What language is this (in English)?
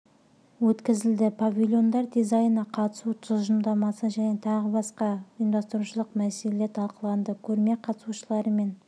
Kazakh